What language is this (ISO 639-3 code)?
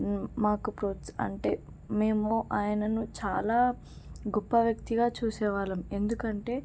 tel